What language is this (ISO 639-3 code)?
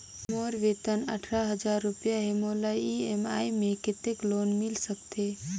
hne